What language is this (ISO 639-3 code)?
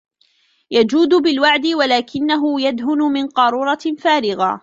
ara